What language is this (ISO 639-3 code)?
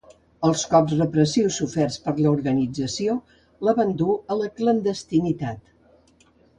cat